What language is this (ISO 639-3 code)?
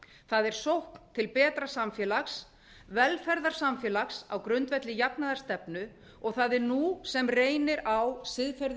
isl